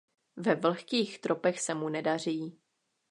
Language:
Czech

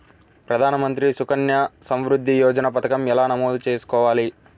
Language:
Telugu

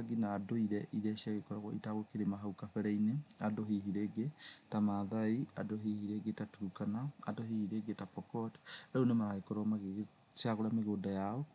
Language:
Kikuyu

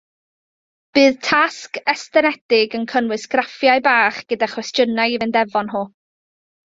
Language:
Welsh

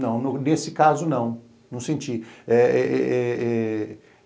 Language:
Portuguese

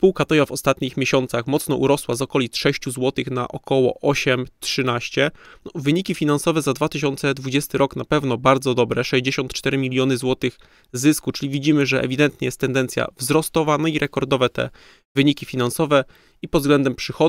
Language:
Polish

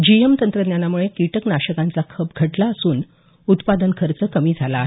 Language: Marathi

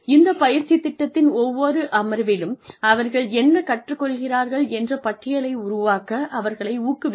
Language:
Tamil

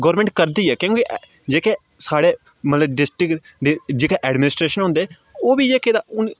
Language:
Dogri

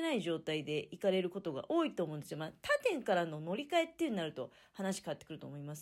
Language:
Japanese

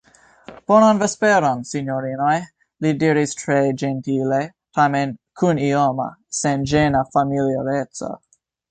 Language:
Esperanto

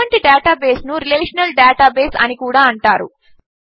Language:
Telugu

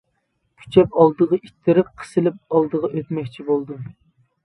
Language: Uyghur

